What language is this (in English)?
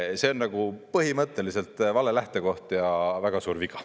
Estonian